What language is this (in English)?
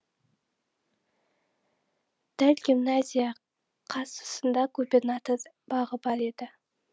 Kazakh